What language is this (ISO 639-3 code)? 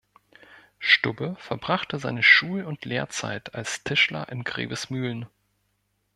deu